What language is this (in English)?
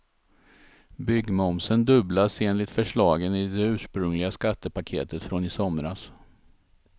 Swedish